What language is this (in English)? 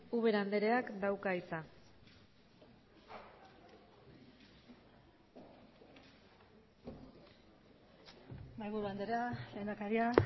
Basque